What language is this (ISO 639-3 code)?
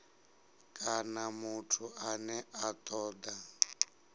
ven